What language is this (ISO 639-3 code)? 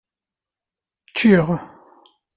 kab